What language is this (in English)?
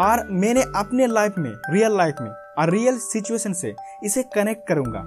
Hindi